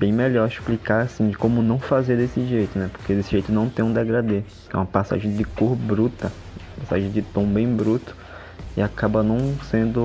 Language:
Portuguese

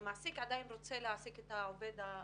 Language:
Hebrew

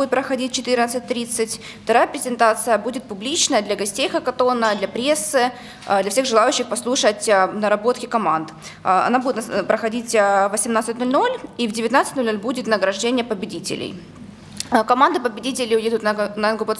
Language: Russian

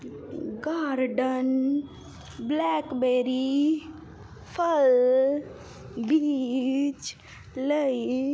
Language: Punjabi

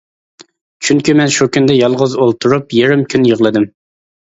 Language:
Uyghur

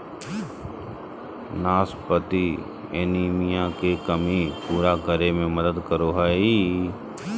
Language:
Magahi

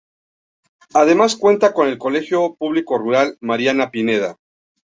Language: Spanish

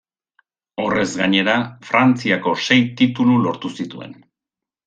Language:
Basque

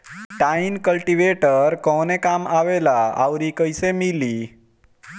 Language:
Bhojpuri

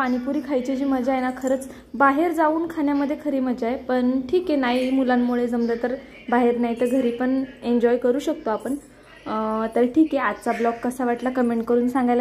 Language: Hindi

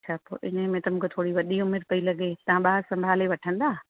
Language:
Sindhi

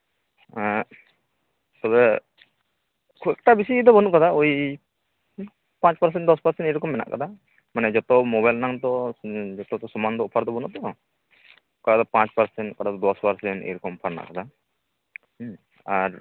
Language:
Santali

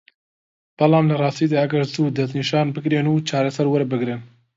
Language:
Central Kurdish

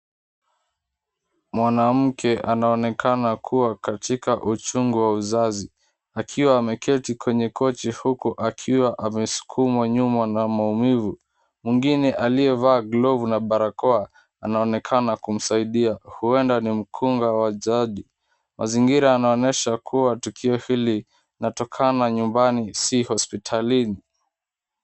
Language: Swahili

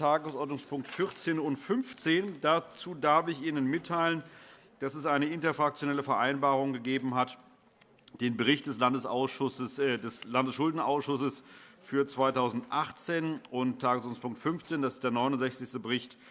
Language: German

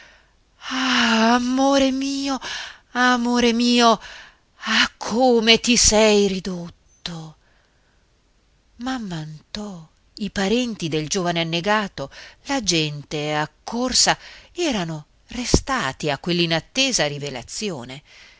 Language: Italian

